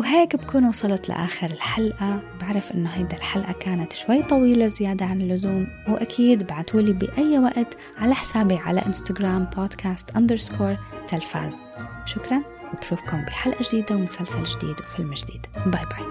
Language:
Arabic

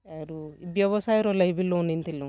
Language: Odia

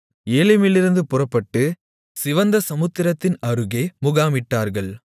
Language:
Tamil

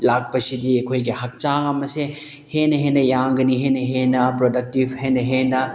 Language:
Manipuri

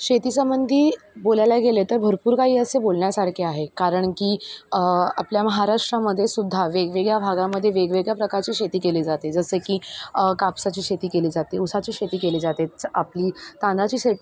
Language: Marathi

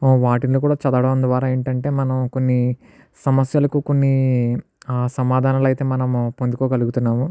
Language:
Telugu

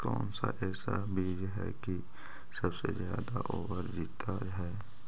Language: Magahi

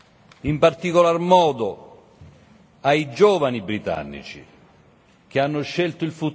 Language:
Italian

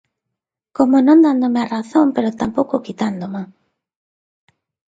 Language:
Galician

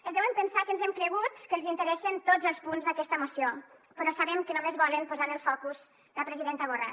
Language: Catalan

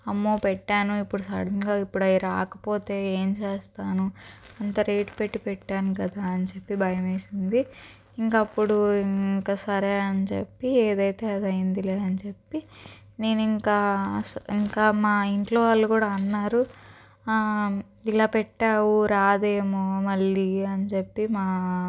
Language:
Telugu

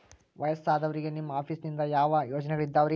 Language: Kannada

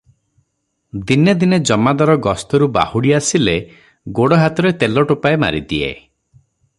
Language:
Odia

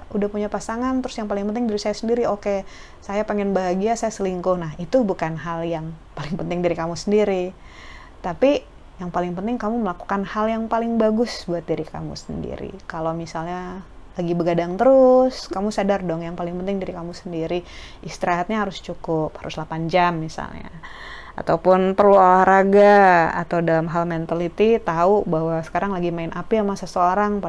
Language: Indonesian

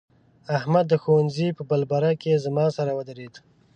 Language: Pashto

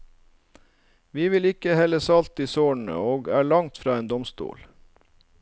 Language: Norwegian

